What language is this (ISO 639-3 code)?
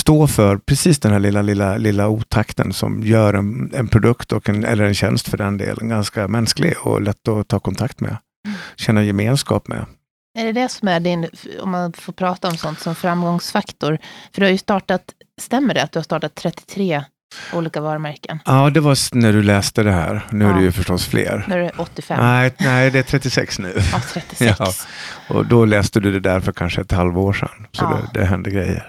swe